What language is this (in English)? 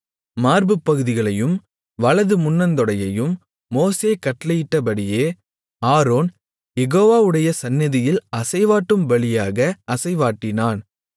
Tamil